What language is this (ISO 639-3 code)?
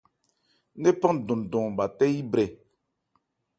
ebr